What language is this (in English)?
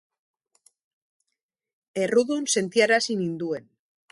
Basque